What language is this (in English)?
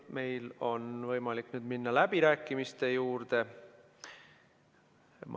Estonian